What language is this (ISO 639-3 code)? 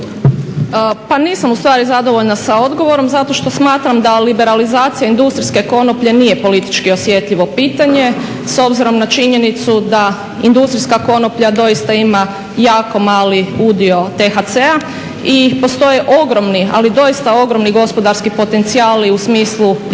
hrv